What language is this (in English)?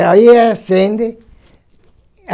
Portuguese